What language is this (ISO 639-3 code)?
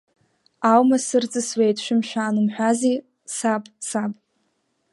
abk